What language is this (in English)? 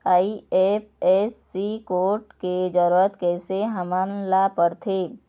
Chhattisgarhi